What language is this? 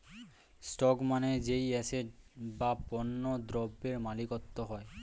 Bangla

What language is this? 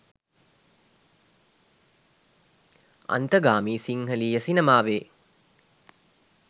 Sinhala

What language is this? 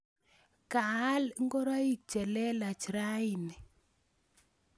Kalenjin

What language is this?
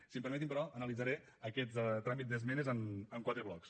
Catalan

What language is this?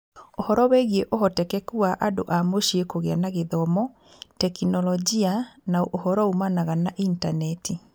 Kikuyu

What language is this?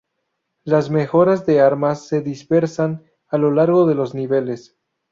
Spanish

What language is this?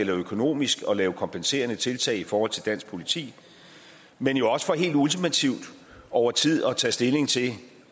Danish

